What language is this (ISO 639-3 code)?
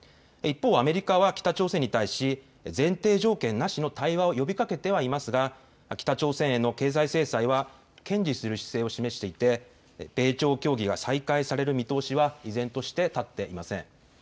jpn